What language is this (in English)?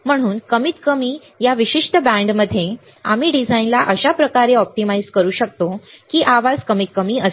Marathi